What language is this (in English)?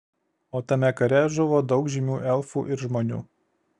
Lithuanian